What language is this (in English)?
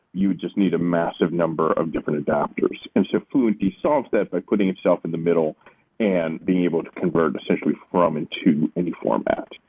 English